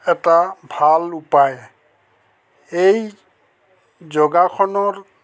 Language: Assamese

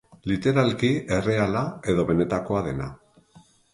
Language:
Basque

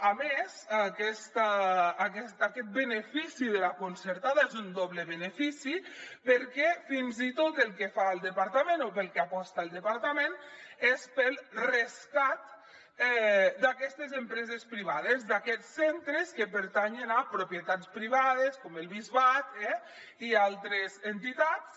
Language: Catalan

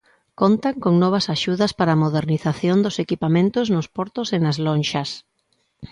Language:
Galician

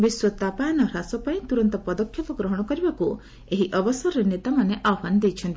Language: Odia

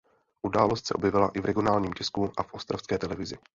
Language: Czech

